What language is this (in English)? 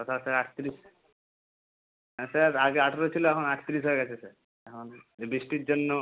Bangla